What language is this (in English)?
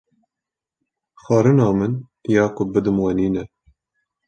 Kurdish